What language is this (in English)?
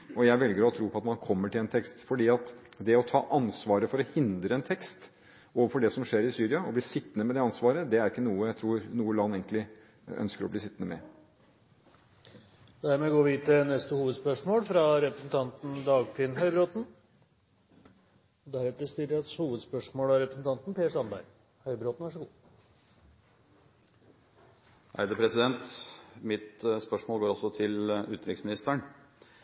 Norwegian